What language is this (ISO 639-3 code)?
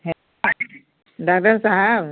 mai